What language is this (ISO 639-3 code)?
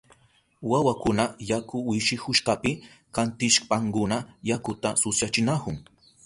qup